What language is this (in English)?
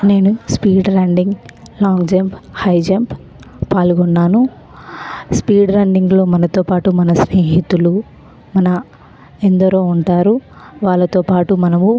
Telugu